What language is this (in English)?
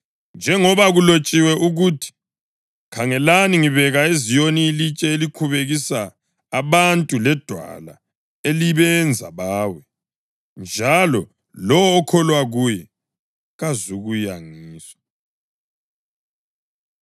North Ndebele